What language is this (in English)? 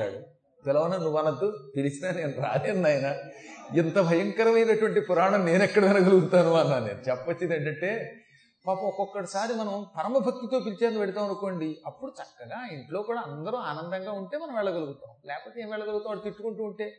Telugu